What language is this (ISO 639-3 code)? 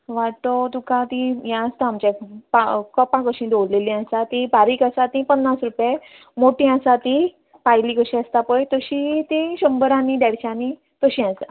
kok